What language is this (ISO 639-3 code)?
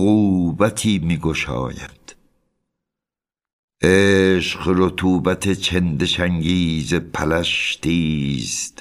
fas